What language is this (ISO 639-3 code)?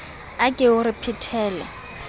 sot